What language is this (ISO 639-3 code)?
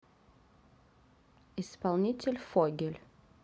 rus